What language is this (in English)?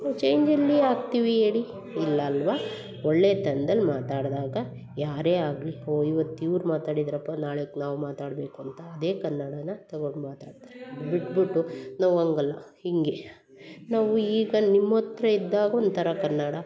Kannada